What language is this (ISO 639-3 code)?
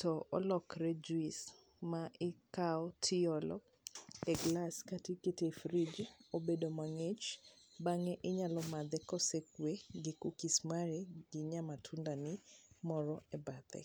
luo